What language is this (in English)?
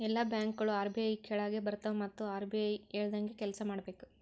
Kannada